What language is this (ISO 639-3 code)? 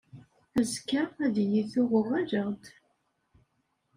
kab